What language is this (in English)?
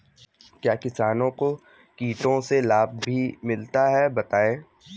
Hindi